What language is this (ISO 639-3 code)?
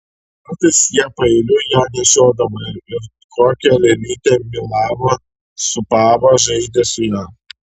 lit